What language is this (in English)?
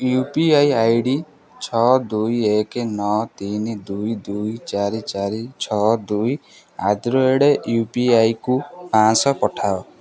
Odia